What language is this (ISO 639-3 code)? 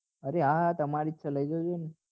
guj